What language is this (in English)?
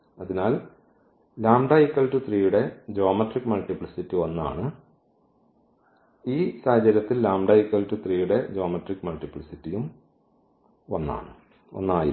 Malayalam